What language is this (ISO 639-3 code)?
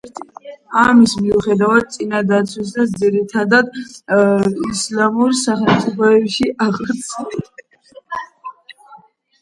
kat